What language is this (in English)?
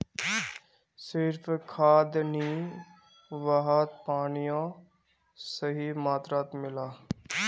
Magahi